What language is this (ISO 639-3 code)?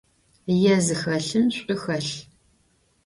ady